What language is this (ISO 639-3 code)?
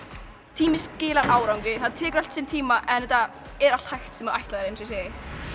isl